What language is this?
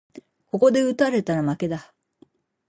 Japanese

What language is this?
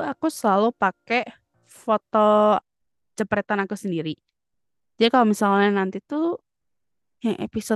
Indonesian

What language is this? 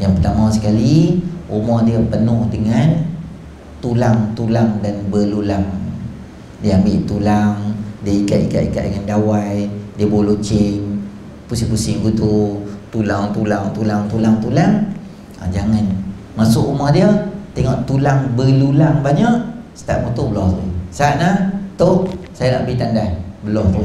Malay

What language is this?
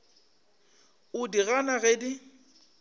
Northern Sotho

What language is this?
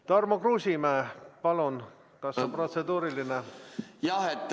Estonian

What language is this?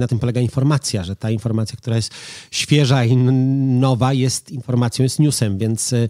Polish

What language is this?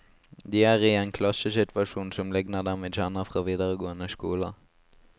Norwegian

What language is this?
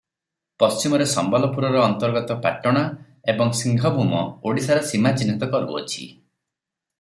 Odia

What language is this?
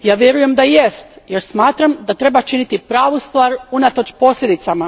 Croatian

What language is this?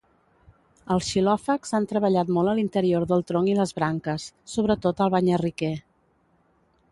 Catalan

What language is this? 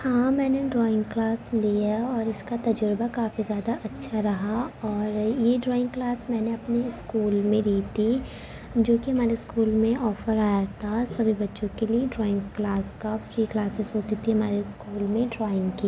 Urdu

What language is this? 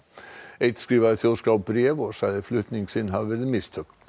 Icelandic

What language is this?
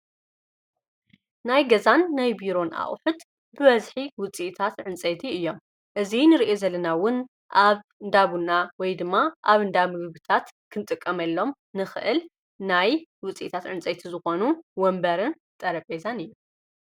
Tigrinya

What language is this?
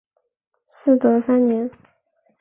Chinese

